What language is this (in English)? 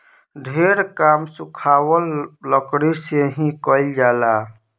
Bhojpuri